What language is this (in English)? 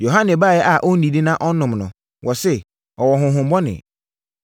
Akan